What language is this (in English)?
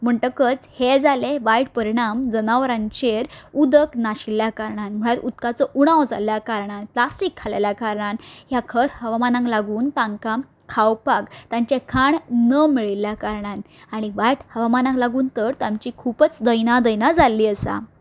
Konkani